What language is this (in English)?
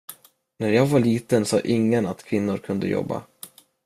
Swedish